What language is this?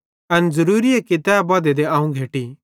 Bhadrawahi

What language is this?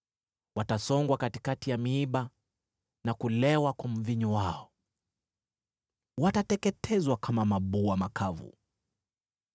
Swahili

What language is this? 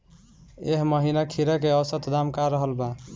Bhojpuri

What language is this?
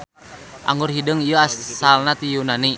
Sundanese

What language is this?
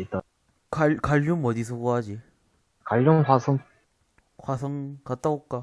Korean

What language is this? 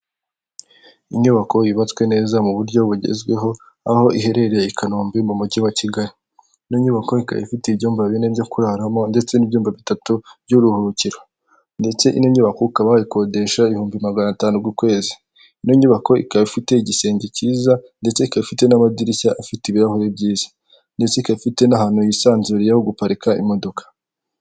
Kinyarwanda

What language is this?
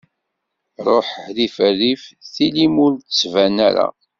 Kabyle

